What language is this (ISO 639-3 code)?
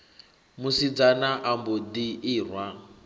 ven